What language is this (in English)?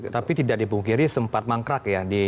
Indonesian